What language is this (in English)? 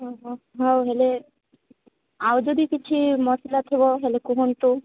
Odia